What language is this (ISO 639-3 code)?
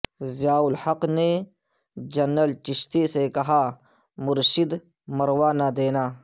urd